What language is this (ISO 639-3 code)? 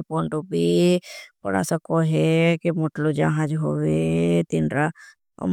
bhb